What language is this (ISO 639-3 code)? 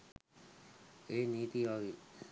sin